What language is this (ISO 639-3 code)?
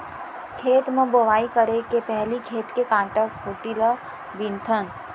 hne